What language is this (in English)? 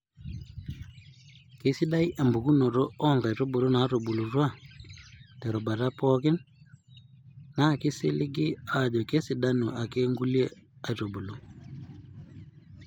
Masai